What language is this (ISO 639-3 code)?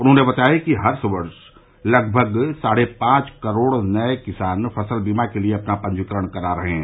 hin